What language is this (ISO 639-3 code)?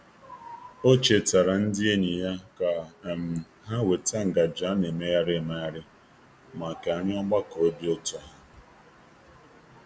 ibo